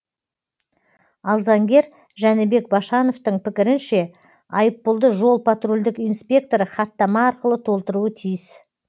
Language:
Kazakh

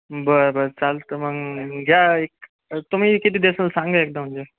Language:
Marathi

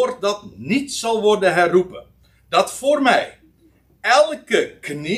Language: Dutch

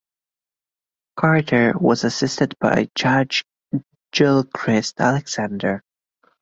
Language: English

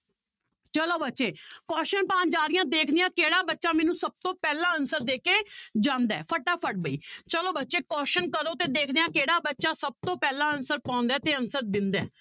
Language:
Punjabi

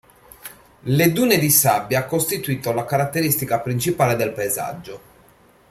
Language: Italian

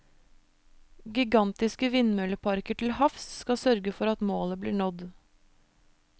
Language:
Norwegian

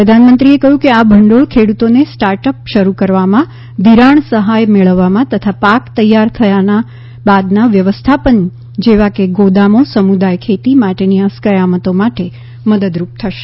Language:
Gujarati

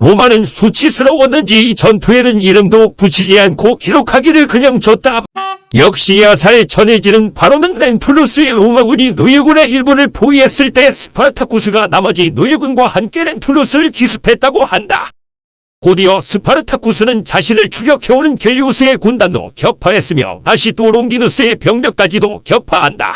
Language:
Korean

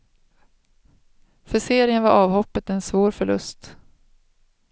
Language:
Swedish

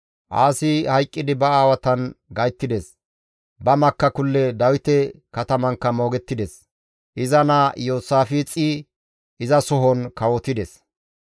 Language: Gamo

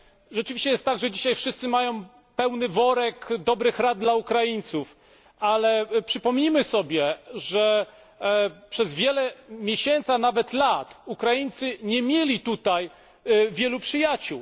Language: Polish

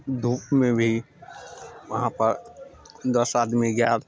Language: Maithili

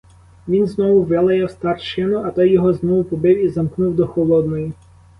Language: Ukrainian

